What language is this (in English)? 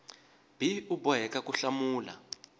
Tsonga